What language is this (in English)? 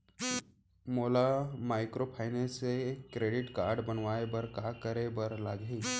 Chhattisgarhi